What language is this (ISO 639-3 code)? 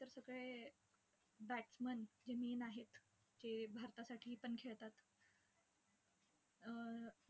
mar